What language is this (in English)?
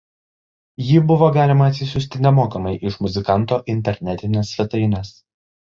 Lithuanian